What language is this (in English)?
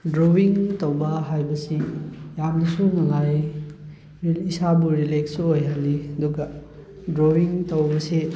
Manipuri